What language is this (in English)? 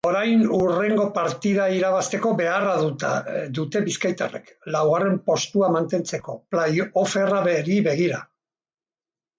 Basque